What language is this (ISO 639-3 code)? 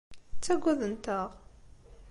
kab